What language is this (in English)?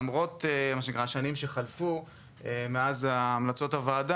Hebrew